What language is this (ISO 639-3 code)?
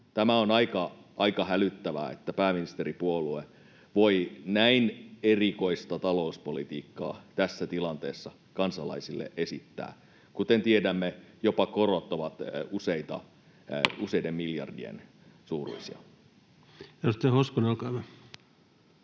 fin